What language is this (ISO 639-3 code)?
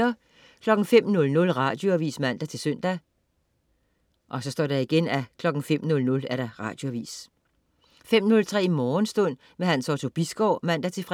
dan